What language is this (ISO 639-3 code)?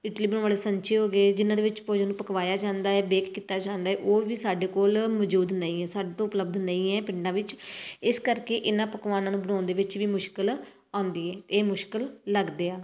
pan